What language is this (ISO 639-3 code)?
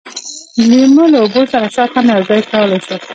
pus